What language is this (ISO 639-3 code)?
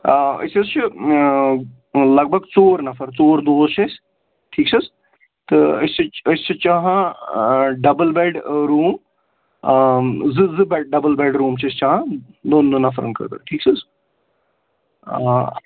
kas